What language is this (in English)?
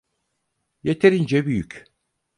Turkish